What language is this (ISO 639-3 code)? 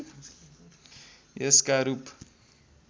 nep